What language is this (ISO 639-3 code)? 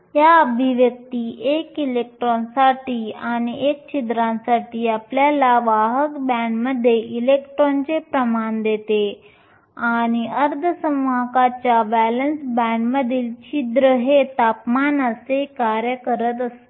mar